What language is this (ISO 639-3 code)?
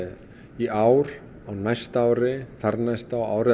isl